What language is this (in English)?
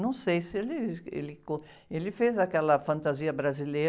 Portuguese